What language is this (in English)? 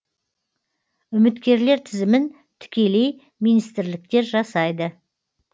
Kazakh